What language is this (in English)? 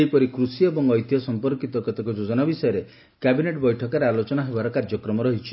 Odia